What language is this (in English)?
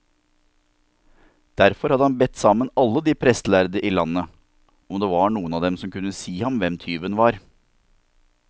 Norwegian